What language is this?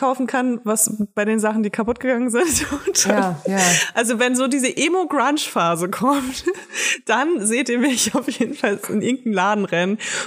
German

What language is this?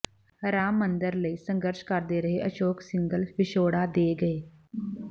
Punjabi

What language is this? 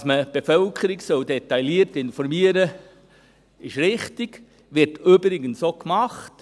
Swiss German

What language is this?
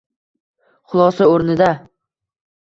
Uzbek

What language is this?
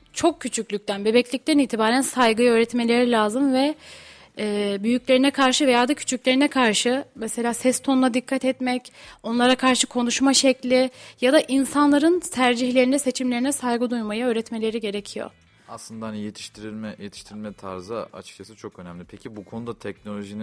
Turkish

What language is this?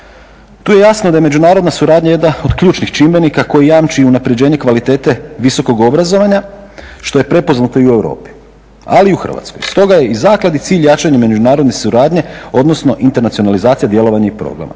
Croatian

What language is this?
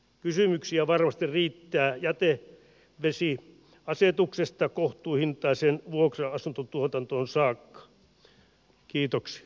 Finnish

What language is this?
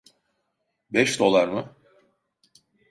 Turkish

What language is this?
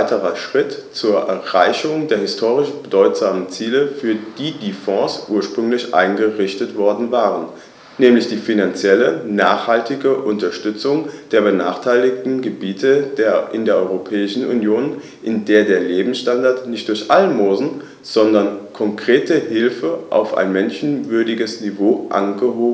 German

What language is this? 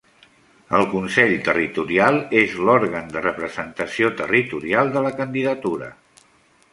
Catalan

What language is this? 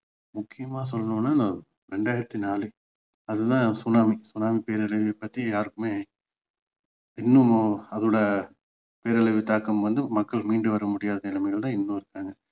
Tamil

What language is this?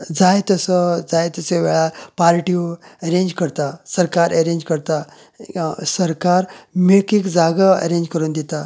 Konkani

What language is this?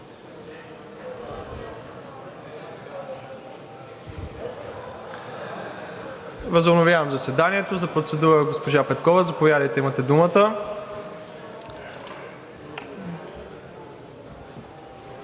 Bulgarian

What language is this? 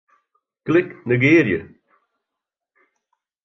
Western Frisian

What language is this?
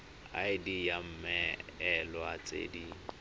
Tswana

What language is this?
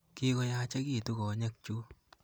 Kalenjin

